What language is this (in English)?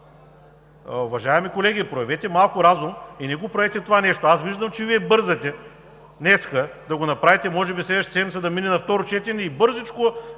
Bulgarian